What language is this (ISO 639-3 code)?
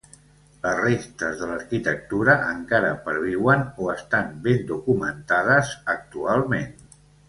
cat